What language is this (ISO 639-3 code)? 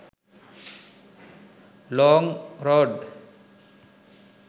sin